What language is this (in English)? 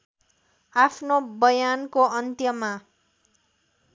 Nepali